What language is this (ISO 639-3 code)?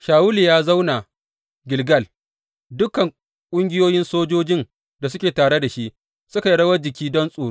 hau